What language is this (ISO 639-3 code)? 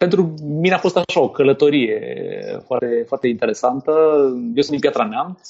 ron